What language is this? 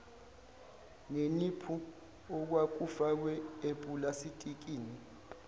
Zulu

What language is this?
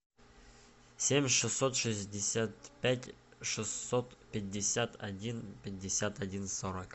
Russian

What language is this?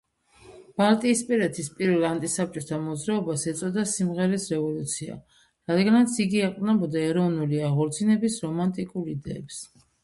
Georgian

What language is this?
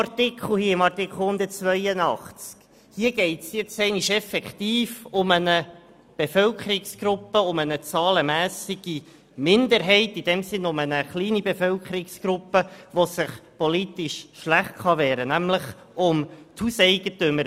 Swiss German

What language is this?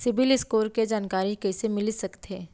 Chhattisgarhi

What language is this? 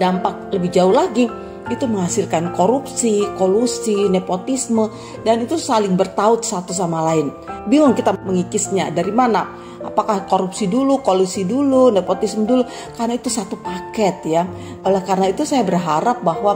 Indonesian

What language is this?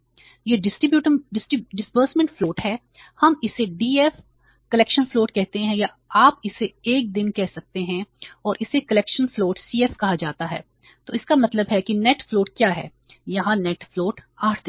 Hindi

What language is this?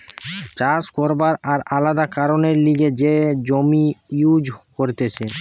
Bangla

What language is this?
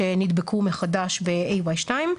Hebrew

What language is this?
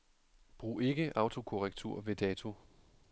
Danish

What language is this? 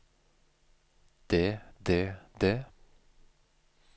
Norwegian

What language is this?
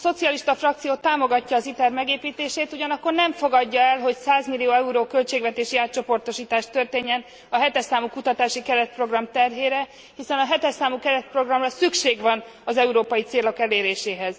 Hungarian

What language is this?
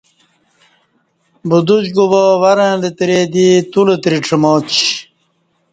Kati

